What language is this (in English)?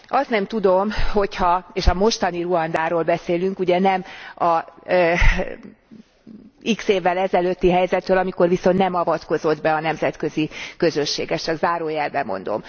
Hungarian